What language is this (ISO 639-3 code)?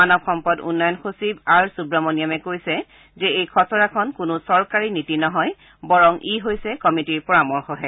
asm